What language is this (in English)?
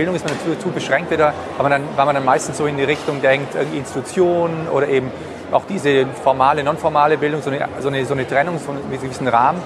German